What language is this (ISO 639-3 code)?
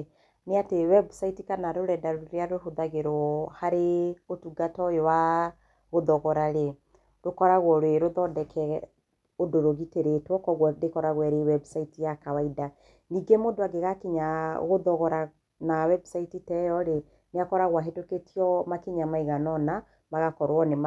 kik